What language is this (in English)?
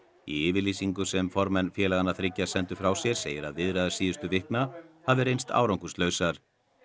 Icelandic